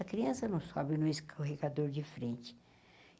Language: Portuguese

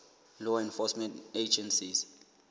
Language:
Southern Sotho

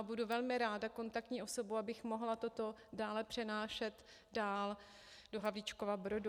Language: Czech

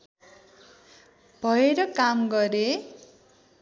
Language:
Nepali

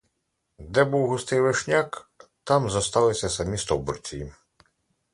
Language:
Ukrainian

